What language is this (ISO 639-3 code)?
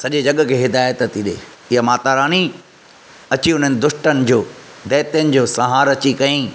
snd